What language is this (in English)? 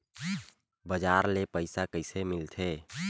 Chhattisgarhi